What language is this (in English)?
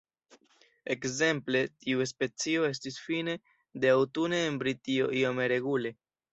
Esperanto